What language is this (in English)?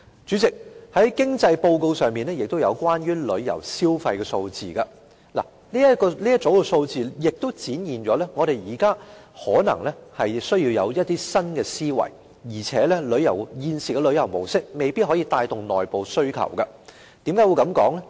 Cantonese